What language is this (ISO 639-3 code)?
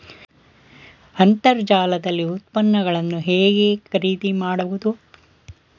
kan